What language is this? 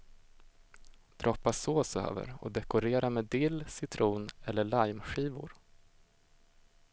Swedish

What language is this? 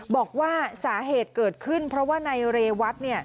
Thai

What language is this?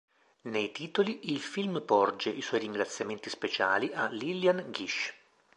Italian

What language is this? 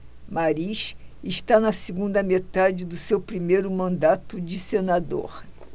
Portuguese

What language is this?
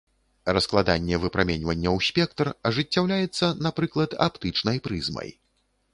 Belarusian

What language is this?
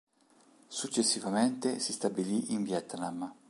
Italian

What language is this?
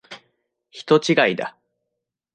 Japanese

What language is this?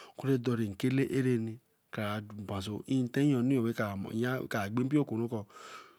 Eleme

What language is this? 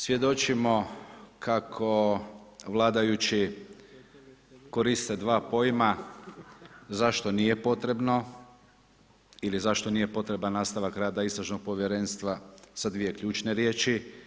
Croatian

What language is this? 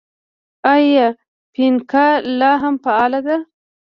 Pashto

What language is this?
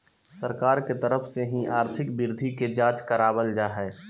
Magahi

